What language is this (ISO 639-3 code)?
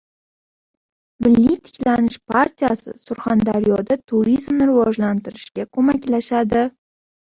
uzb